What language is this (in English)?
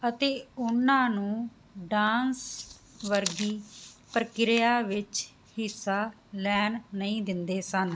Punjabi